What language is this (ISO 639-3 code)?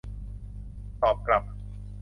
tha